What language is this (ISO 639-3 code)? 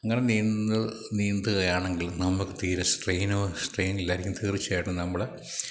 mal